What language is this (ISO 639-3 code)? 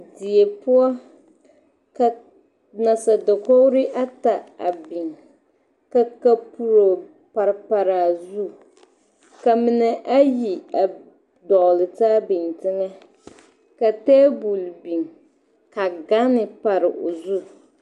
dga